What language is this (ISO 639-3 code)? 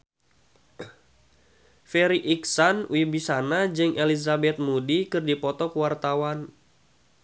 sun